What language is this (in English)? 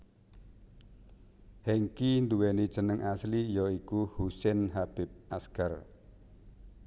Javanese